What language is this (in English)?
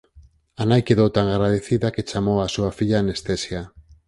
Galician